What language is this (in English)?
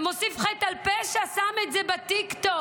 Hebrew